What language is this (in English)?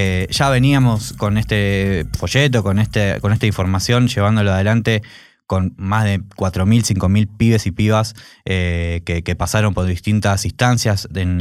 Spanish